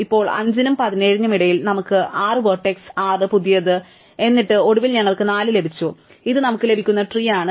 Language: Malayalam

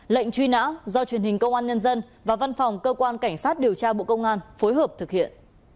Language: Vietnamese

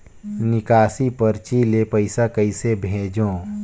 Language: Chhattisgarhi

